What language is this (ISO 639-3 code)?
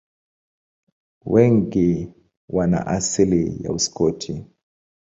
swa